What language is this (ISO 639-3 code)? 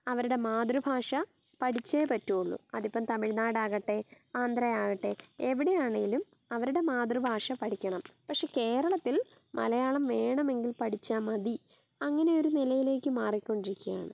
mal